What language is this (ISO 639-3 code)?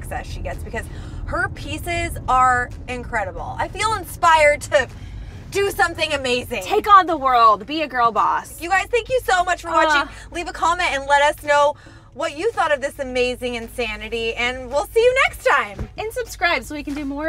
eng